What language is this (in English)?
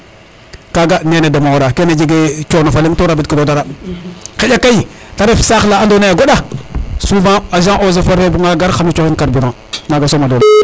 Serer